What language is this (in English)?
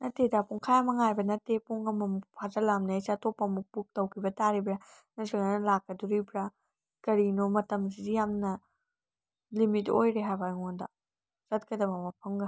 Manipuri